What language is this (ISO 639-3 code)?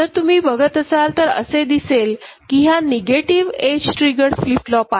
mar